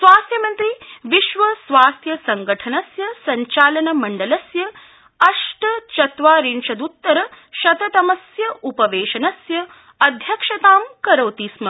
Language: Sanskrit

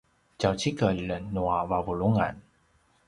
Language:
Paiwan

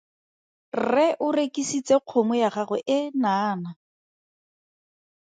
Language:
Tswana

